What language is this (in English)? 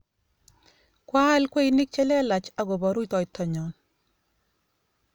Kalenjin